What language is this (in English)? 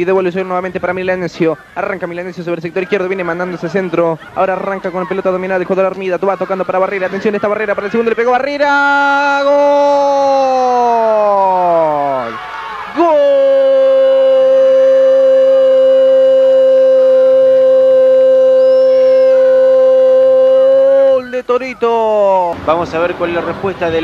Spanish